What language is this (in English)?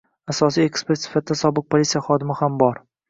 Uzbek